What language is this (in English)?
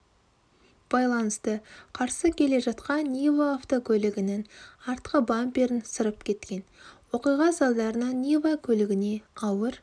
Kazakh